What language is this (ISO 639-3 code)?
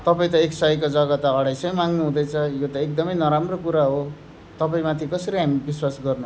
nep